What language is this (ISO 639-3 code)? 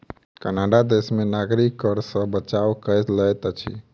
mai